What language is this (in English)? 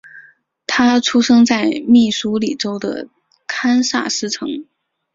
Chinese